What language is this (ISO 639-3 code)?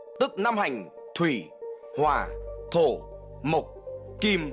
vie